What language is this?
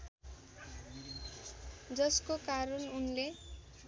Nepali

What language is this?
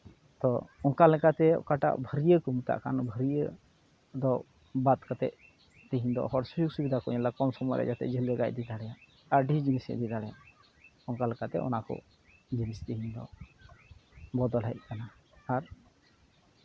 Santali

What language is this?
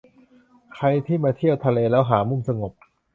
Thai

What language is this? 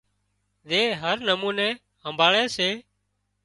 Wadiyara Koli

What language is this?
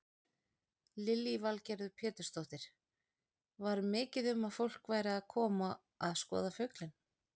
Icelandic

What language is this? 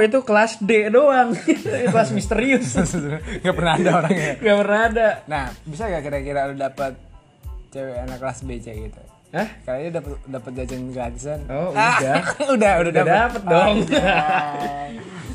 Indonesian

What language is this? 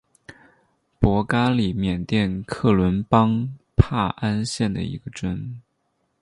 Chinese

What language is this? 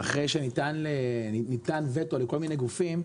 Hebrew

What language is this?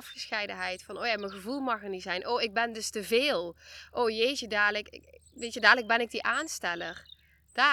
Dutch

